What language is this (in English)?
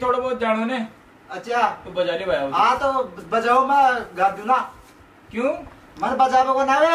Hindi